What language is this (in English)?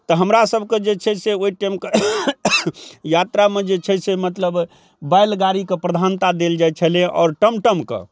Maithili